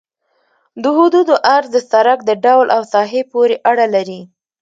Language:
Pashto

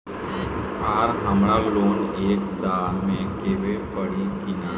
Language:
Bhojpuri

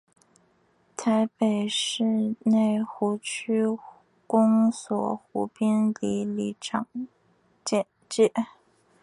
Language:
Chinese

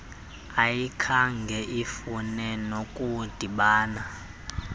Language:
Xhosa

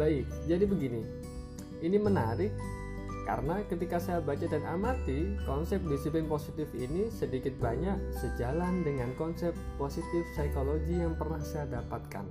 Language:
Indonesian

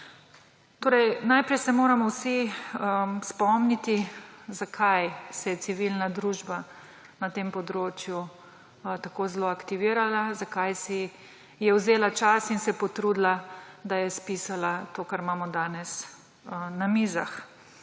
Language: Slovenian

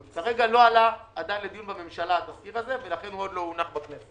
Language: Hebrew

